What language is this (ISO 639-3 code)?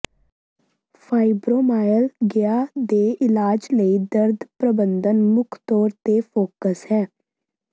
pan